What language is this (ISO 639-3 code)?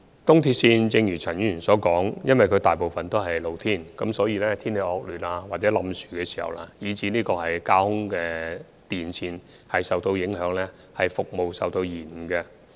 yue